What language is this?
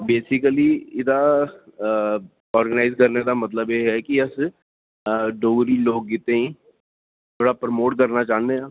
Dogri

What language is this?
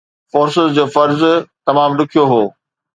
Sindhi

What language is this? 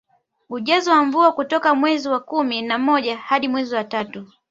Swahili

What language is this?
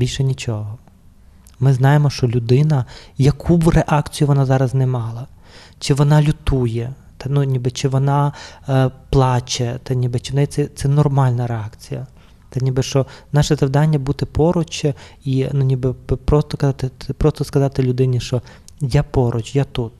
Ukrainian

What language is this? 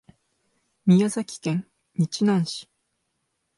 Japanese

